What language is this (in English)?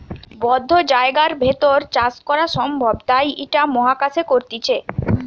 Bangla